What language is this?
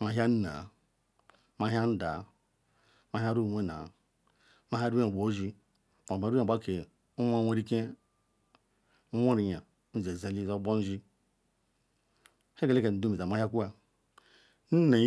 Ikwere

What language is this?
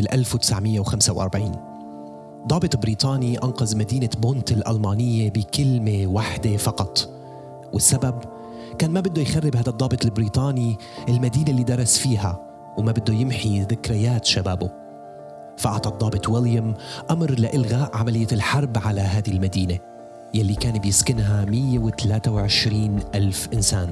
Arabic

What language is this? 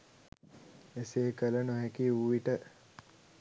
Sinhala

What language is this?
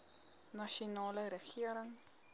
Afrikaans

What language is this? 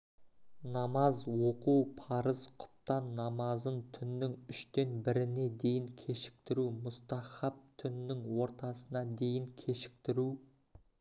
Kazakh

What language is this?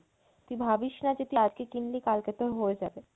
Bangla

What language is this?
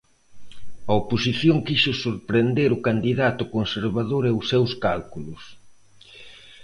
Galician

